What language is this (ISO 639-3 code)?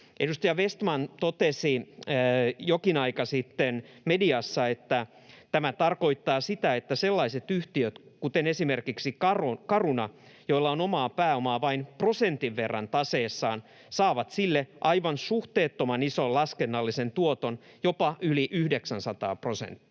fin